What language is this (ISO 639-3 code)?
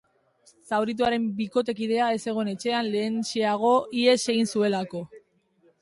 eus